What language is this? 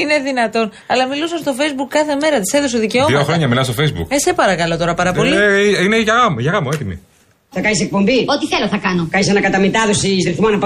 Greek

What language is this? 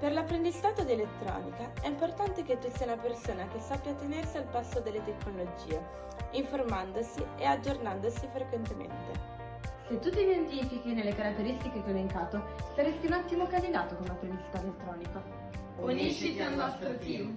Italian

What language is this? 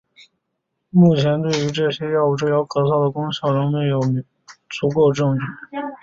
Chinese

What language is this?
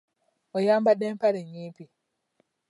Ganda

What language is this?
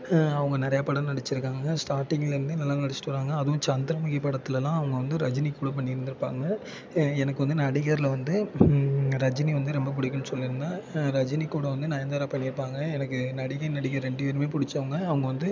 Tamil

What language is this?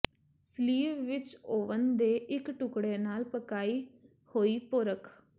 Punjabi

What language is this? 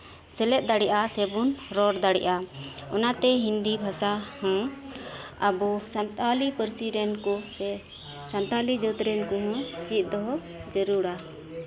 Santali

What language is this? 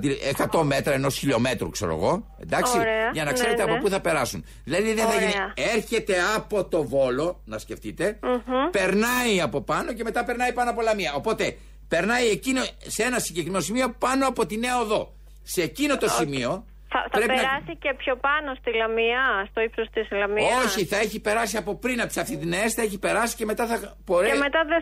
Greek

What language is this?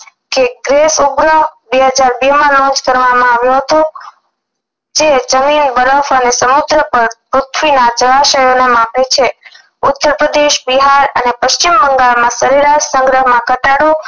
Gujarati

